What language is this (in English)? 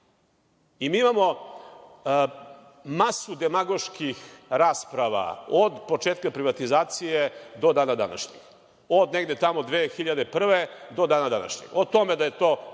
Serbian